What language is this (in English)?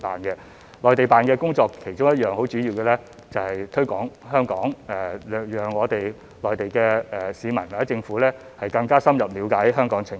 Cantonese